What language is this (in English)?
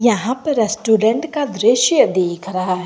Hindi